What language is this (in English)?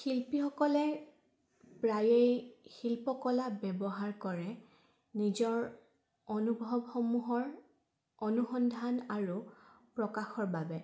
Assamese